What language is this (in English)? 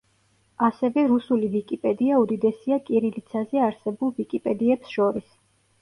Georgian